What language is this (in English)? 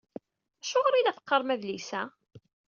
Kabyle